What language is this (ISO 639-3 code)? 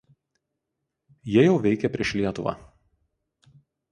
lit